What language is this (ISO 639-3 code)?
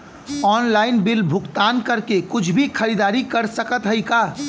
bho